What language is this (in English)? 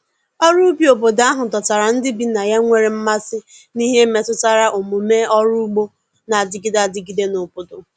Igbo